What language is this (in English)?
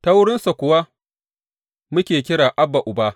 Hausa